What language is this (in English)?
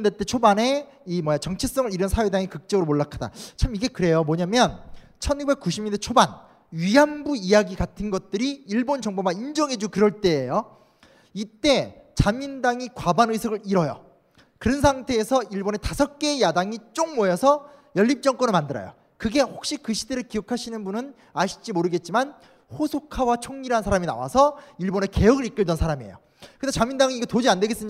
Korean